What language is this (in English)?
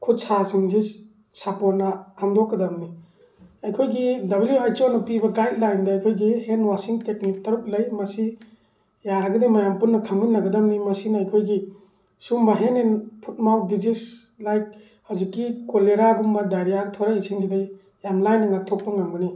Manipuri